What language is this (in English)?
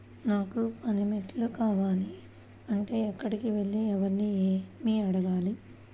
Telugu